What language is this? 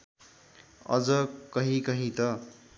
Nepali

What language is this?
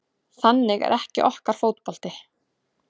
Icelandic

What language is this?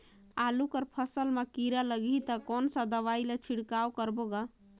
Chhattisgarhi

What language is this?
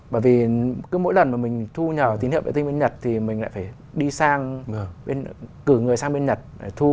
Vietnamese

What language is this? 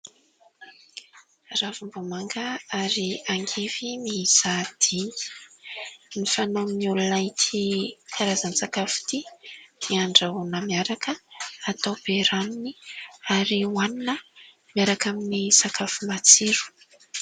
Malagasy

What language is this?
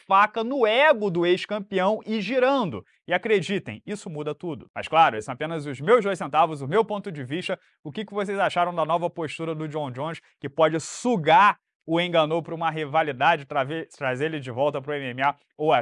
Portuguese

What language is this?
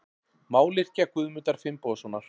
Icelandic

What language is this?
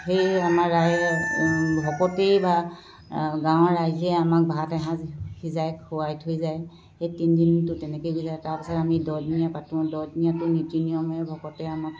Assamese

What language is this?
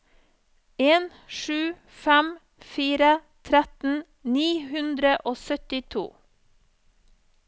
Norwegian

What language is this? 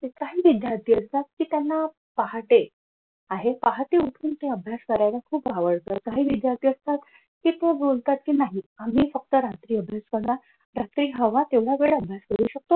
Marathi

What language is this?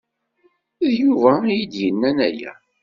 Kabyle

